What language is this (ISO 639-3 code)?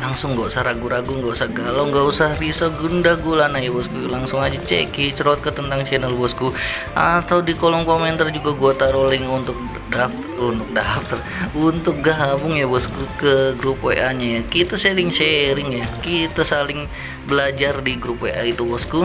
ind